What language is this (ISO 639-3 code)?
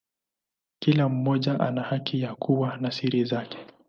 swa